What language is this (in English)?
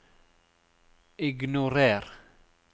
Norwegian